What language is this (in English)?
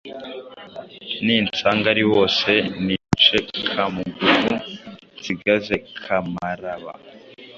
Kinyarwanda